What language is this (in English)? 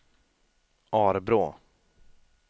Swedish